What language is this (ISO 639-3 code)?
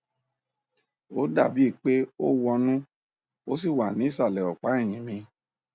yor